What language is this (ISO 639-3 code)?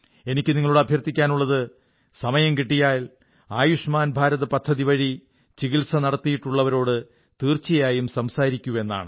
mal